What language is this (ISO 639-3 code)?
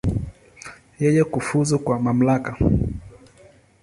swa